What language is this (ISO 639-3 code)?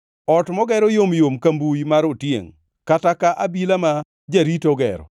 luo